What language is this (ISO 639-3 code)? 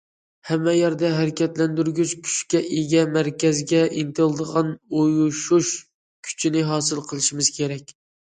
uig